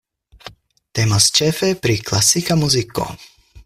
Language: Esperanto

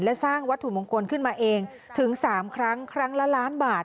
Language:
Thai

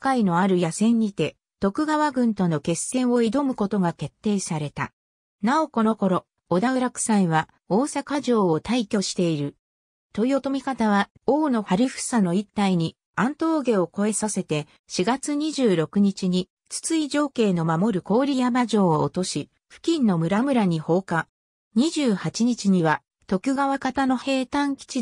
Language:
Japanese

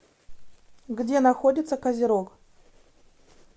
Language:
Russian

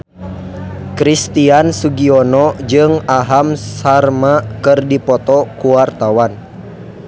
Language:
Sundanese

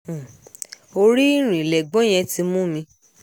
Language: Yoruba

